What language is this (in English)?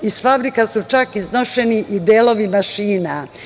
Serbian